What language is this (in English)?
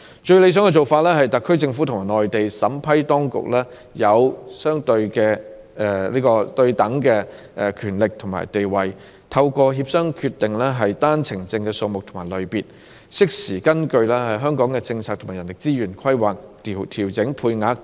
Cantonese